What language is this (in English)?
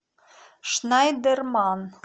Russian